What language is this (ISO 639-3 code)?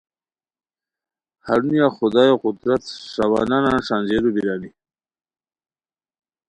khw